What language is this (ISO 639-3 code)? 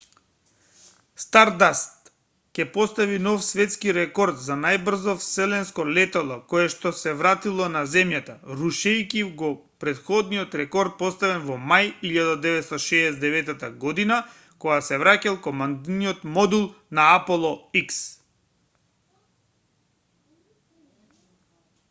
mkd